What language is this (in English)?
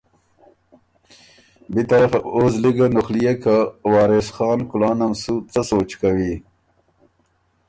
Ormuri